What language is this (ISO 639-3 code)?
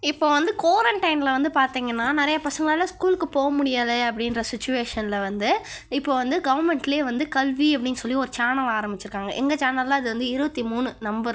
tam